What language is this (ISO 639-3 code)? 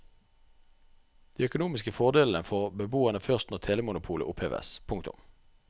nor